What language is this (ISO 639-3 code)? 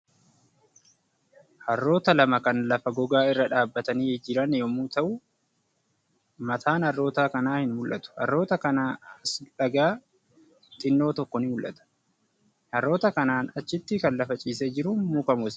orm